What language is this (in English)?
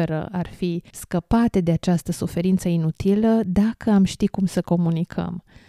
Romanian